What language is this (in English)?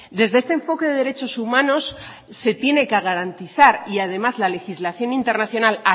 Spanish